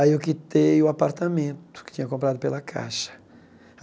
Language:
Portuguese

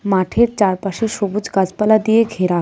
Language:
Bangla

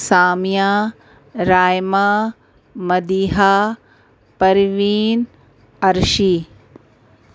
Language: Urdu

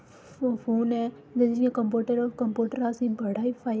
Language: Dogri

